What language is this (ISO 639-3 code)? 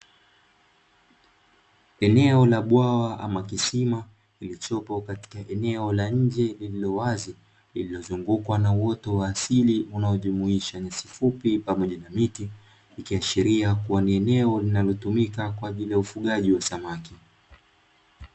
swa